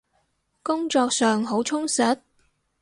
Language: Cantonese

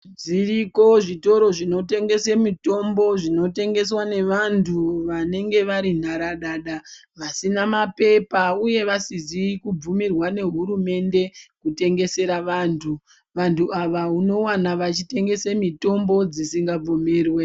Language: Ndau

